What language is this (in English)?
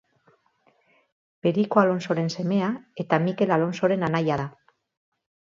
Basque